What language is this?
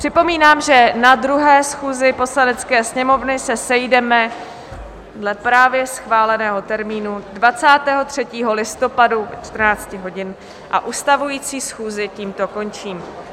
Czech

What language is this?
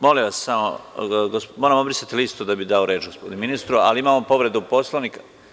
Serbian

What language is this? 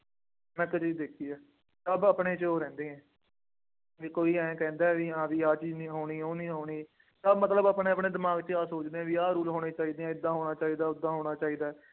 Punjabi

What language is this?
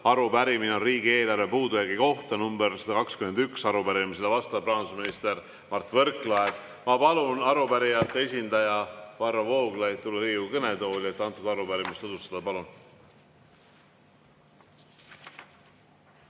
Estonian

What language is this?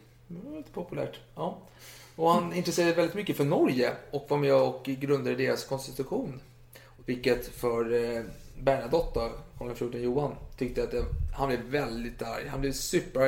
Swedish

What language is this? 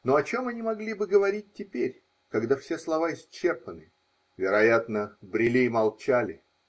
Russian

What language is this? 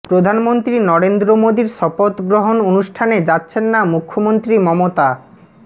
Bangla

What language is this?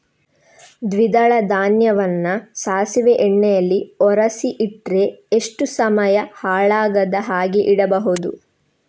Kannada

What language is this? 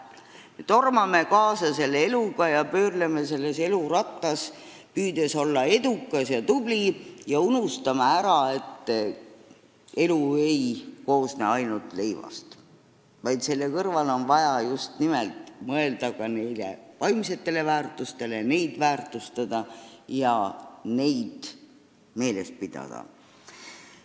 Estonian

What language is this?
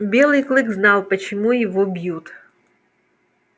Russian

